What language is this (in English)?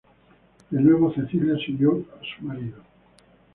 Spanish